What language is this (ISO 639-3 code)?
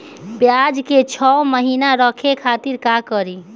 bho